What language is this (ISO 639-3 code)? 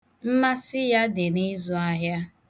ibo